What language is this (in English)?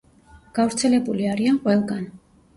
Georgian